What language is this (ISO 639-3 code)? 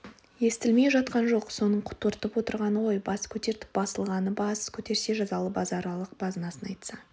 kaz